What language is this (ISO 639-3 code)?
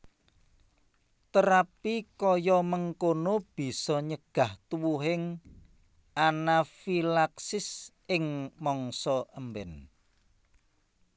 jav